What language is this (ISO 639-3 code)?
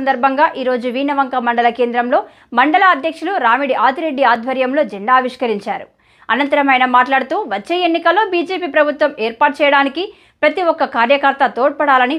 ara